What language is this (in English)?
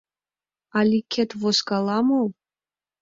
Mari